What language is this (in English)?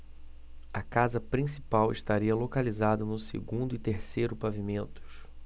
Portuguese